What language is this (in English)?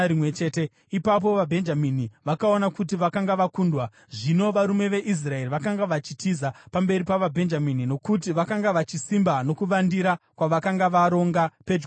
Shona